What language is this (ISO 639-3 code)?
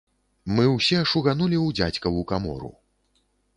bel